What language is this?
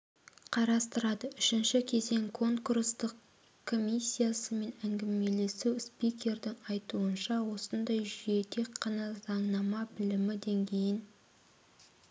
Kazakh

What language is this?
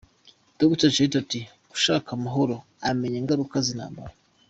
Kinyarwanda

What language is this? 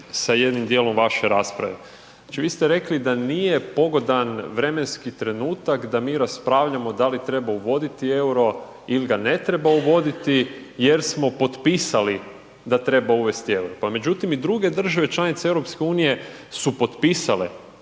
Croatian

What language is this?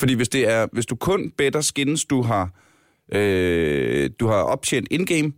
Danish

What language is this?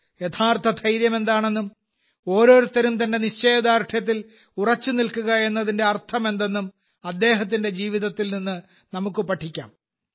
Malayalam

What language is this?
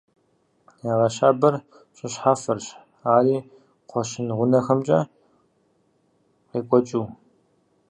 Kabardian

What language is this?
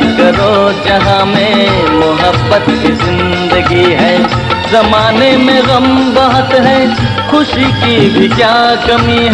Hindi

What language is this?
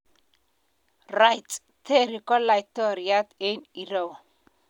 Kalenjin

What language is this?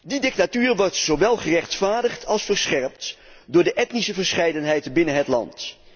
Dutch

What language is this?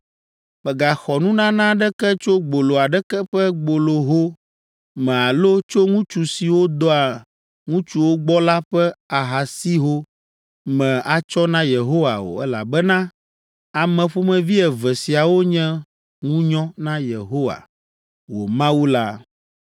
Ewe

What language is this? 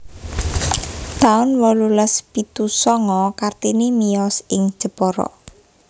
Javanese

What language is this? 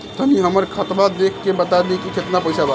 Bhojpuri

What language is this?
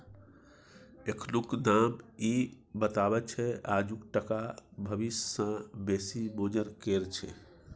Maithili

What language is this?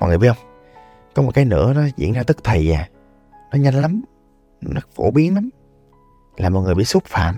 Vietnamese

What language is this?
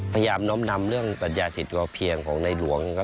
Thai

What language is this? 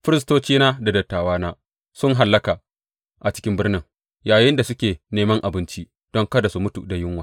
Hausa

